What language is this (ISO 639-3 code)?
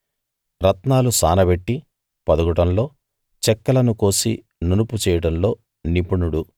tel